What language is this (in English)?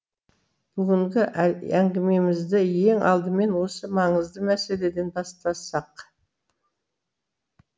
Kazakh